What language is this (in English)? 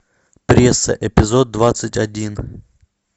Russian